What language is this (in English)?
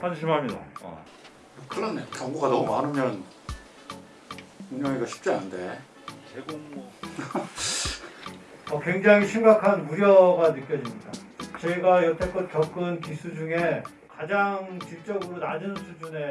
Korean